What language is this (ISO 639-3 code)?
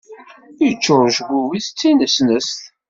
kab